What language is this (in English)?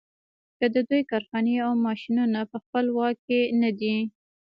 Pashto